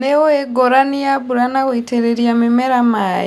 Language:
Kikuyu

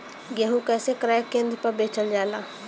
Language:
Bhojpuri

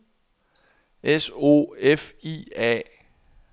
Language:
Danish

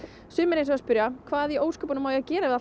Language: Icelandic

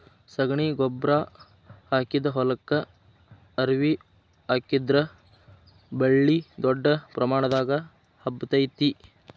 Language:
Kannada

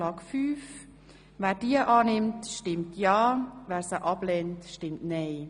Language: Swiss German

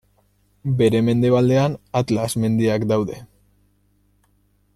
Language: Basque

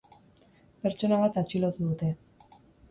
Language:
Basque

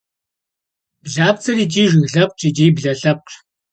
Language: Kabardian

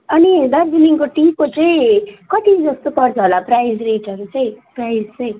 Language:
Nepali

